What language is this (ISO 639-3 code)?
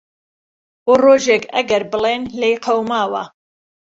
ckb